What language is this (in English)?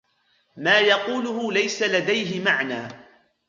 Arabic